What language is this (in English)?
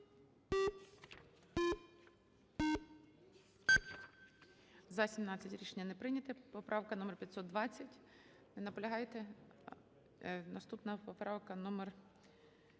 Ukrainian